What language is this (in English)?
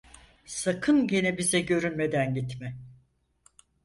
Turkish